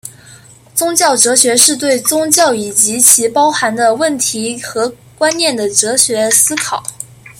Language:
Chinese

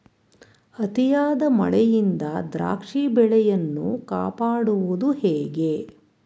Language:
Kannada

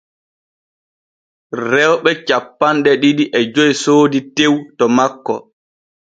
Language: Borgu Fulfulde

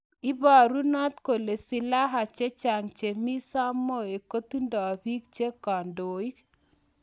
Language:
Kalenjin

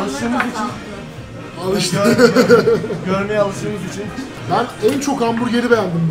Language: Turkish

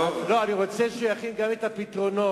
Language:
Hebrew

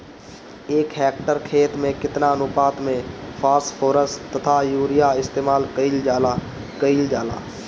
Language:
Bhojpuri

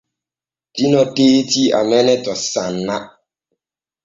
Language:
Borgu Fulfulde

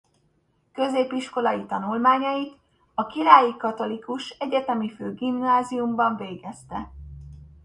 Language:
Hungarian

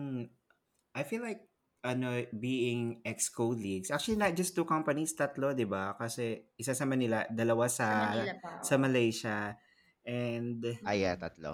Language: Filipino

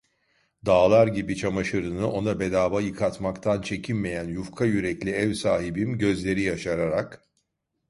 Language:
Turkish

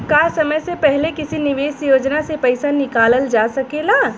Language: Bhojpuri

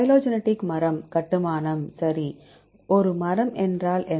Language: Tamil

